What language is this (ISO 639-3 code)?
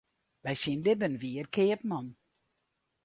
fry